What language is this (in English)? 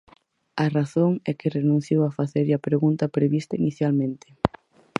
Galician